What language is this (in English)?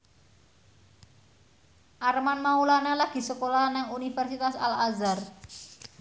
Javanese